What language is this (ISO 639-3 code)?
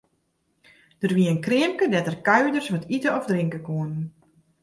fry